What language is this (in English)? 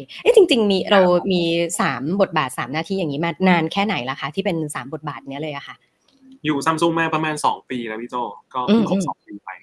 Thai